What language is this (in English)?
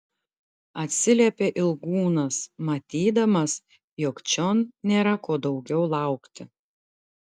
Lithuanian